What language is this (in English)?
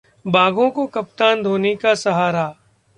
Hindi